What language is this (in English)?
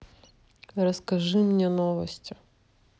Russian